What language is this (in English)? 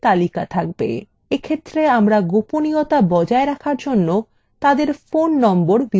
Bangla